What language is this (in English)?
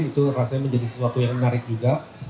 Indonesian